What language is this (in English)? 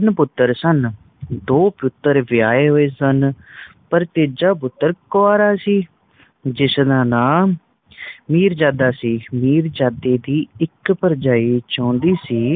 Punjabi